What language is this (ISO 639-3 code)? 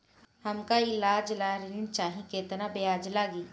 bho